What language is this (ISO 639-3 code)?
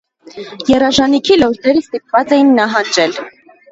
hye